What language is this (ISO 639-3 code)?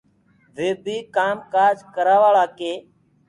ggg